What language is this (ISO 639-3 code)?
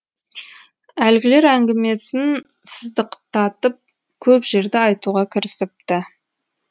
kaz